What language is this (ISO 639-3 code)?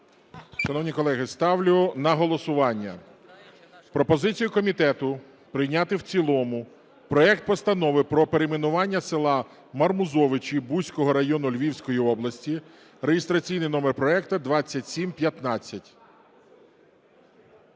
ukr